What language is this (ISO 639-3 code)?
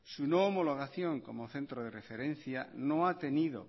spa